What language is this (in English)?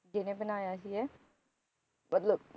Punjabi